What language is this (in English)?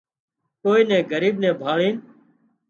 Wadiyara Koli